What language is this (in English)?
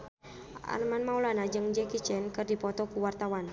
Sundanese